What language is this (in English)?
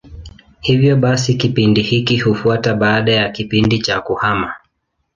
Swahili